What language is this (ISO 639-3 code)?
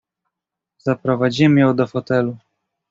pol